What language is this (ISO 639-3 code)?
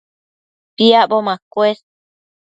mcf